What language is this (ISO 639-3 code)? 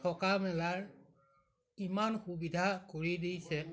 asm